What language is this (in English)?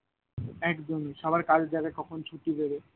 Bangla